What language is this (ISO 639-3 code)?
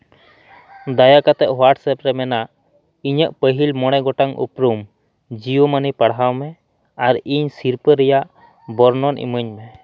sat